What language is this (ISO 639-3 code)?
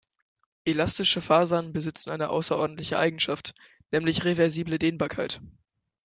deu